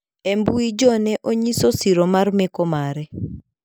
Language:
Luo (Kenya and Tanzania)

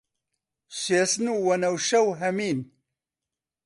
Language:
Central Kurdish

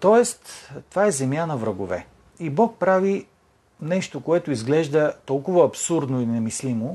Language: Bulgarian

